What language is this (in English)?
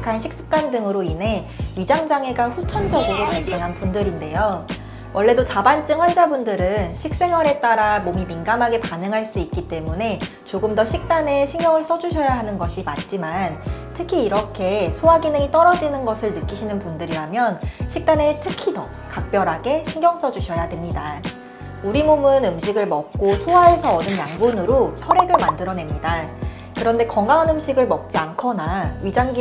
Korean